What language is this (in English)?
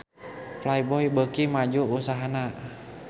Sundanese